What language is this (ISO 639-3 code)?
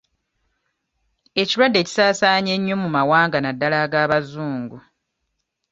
lug